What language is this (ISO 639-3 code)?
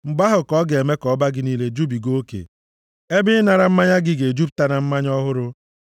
ibo